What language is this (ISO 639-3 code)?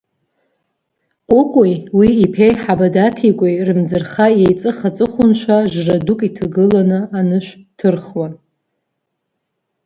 abk